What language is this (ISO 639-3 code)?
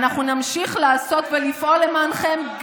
heb